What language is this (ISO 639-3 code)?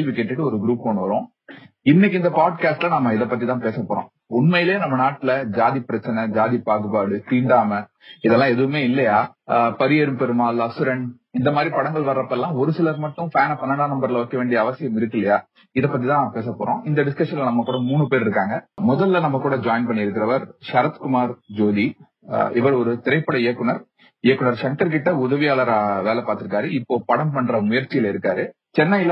tam